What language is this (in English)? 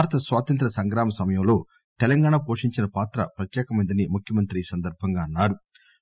Telugu